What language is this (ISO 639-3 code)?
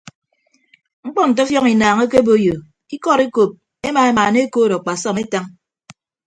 ibb